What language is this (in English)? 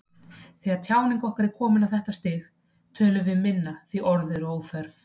Icelandic